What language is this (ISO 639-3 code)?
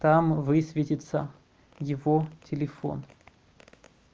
rus